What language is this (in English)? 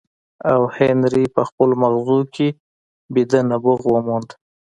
Pashto